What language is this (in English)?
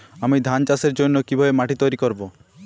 Bangla